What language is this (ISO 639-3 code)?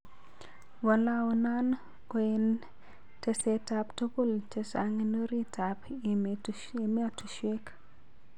kln